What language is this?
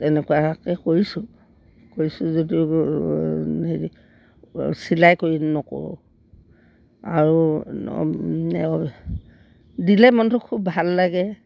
Assamese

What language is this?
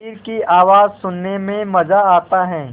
Hindi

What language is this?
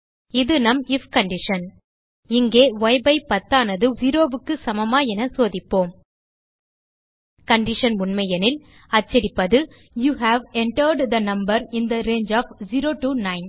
Tamil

